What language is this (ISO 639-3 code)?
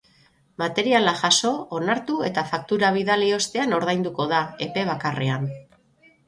eus